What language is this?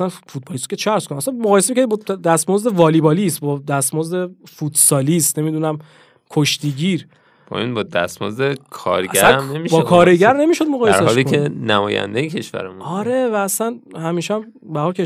Persian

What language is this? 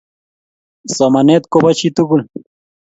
Kalenjin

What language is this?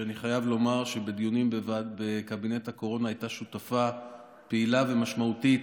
Hebrew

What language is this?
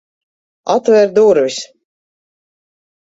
Latvian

